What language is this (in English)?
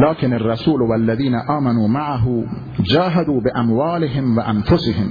Persian